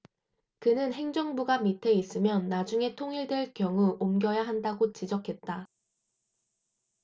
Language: Korean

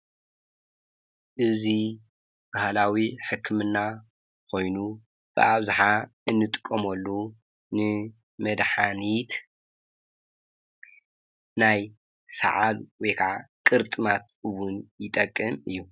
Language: Tigrinya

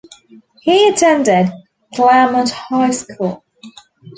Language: English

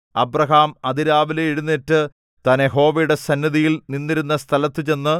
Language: Malayalam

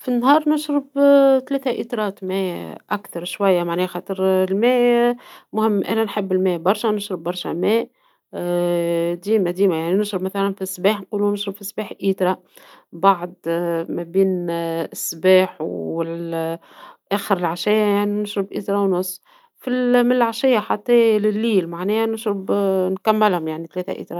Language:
Tunisian Arabic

